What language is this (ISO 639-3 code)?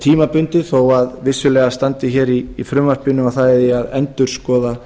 isl